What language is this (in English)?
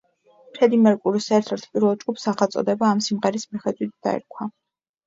Georgian